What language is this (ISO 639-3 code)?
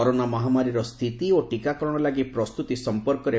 ori